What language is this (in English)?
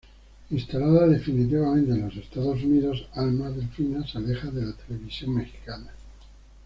Spanish